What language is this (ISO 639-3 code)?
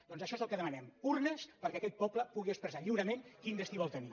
cat